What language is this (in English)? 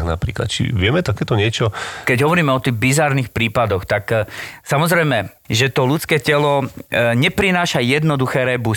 Slovak